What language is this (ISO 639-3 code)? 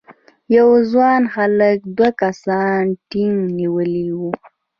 pus